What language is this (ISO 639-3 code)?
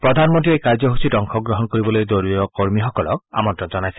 asm